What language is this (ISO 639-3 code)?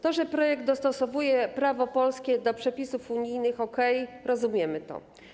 pol